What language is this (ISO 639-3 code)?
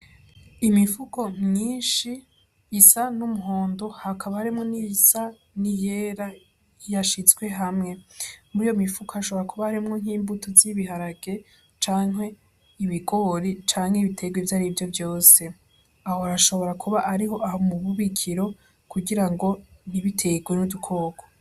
run